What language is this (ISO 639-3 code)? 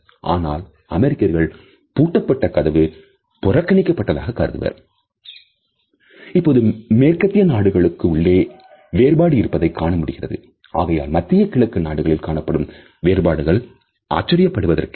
tam